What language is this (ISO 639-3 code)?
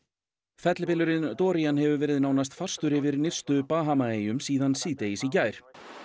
isl